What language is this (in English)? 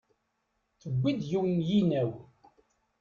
Kabyle